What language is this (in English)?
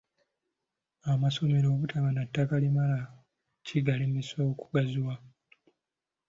Ganda